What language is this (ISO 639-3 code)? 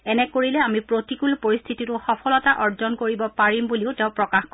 asm